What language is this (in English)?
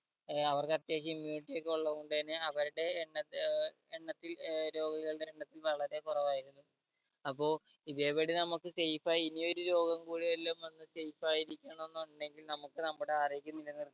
Malayalam